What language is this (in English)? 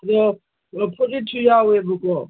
Manipuri